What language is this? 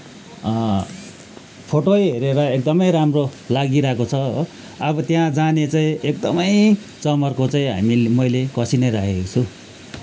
Nepali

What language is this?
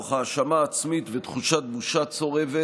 Hebrew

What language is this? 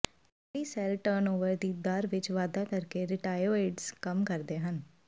Punjabi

